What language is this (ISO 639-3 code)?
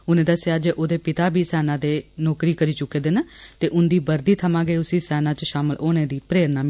doi